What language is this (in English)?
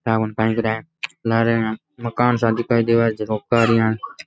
Rajasthani